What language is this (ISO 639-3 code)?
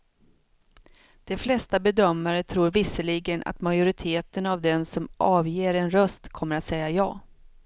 swe